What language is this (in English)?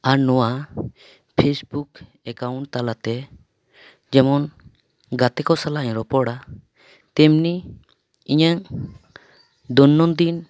Santali